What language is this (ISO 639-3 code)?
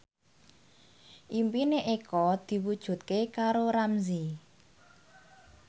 jav